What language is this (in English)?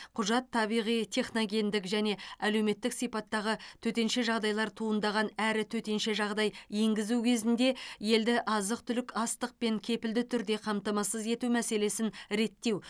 Kazakh